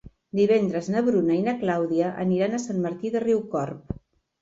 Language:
Catalan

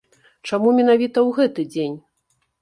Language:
Belarusian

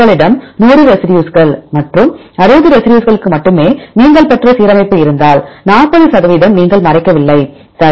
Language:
Tamil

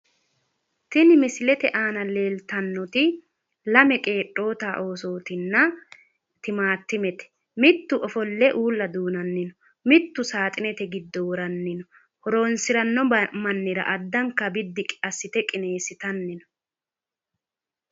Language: Sidamo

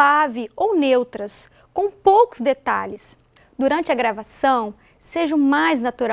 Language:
Portuguese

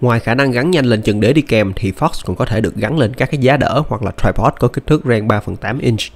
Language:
Vietnamese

